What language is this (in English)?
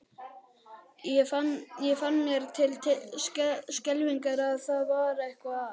Icelandic